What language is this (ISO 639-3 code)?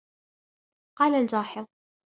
ara